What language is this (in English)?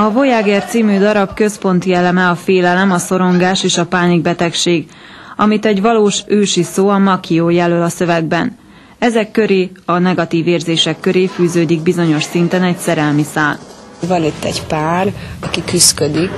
Hungarian